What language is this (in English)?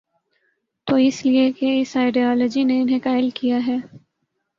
Urdu